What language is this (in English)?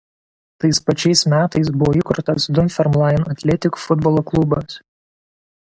Lithuanian